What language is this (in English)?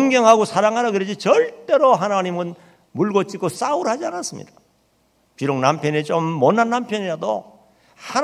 Korean